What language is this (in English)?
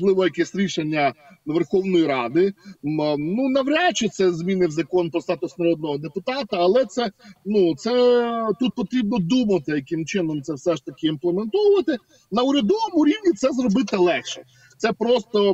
Ukrainian